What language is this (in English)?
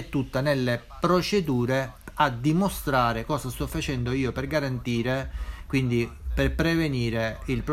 Italian